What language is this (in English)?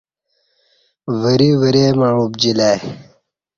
Kati